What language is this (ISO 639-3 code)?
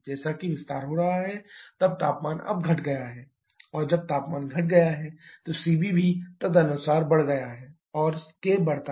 hin